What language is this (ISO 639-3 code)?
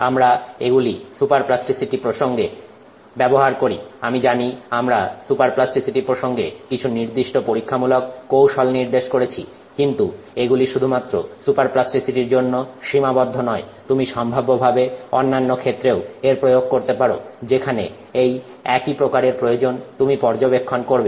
ben